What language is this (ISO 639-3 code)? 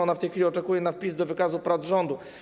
pol